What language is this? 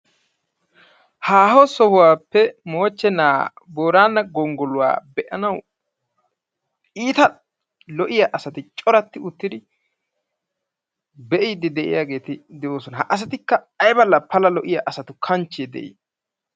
Wolaytta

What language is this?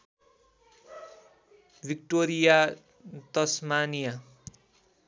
Nepali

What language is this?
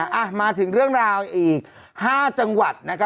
Thai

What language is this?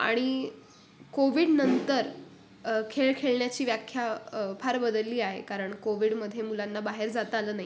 Marathi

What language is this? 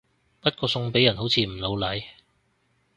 Cantonese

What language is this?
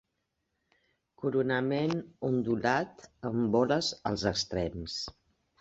Catalan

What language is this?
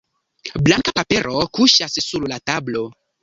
Esperanto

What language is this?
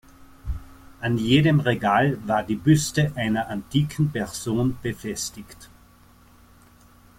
German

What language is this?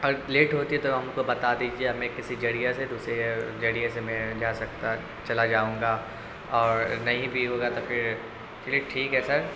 Urdu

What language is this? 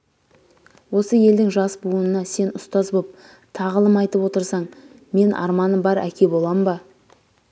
Kazakh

